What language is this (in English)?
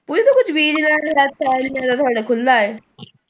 Punjabi